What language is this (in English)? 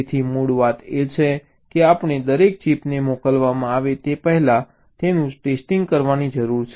Gujarati